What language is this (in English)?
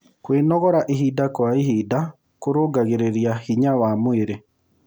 Kikuyu